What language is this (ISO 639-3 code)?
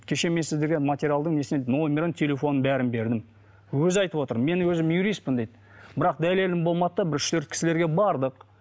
kaz